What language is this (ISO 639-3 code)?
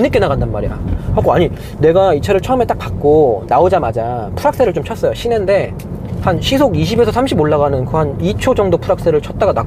kor